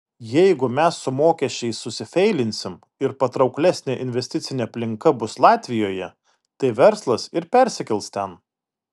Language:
Lithuanian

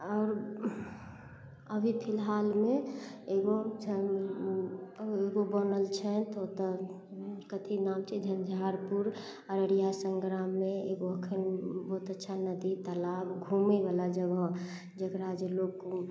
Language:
Maithili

